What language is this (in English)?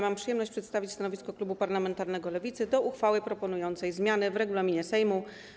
Polish